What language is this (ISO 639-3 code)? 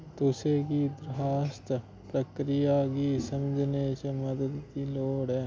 doi